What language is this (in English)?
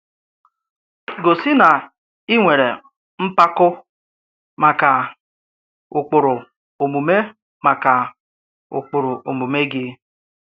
Igbo